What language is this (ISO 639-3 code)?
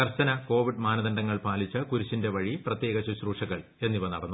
mal